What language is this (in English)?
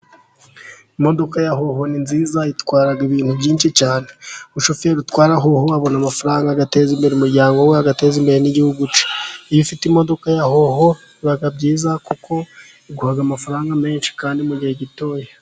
Kinyarwanda